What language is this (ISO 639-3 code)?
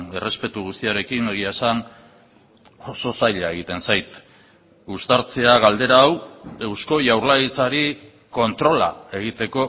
eus